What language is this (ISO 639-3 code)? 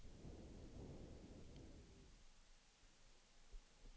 swe